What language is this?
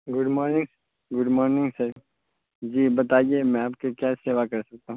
Urdu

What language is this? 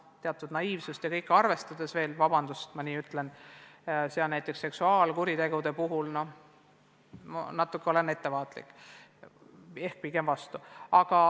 Estonian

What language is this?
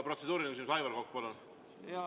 Estonian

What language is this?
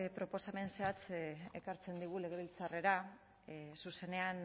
Basque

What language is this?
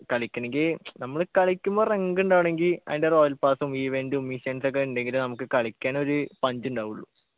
Malayalam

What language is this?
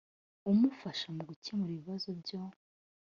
Kinyarwanda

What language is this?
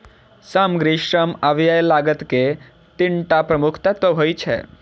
Maithili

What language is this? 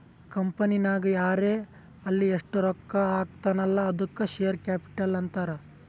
Kannada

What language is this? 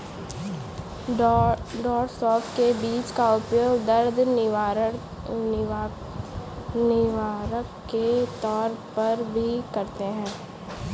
Hindi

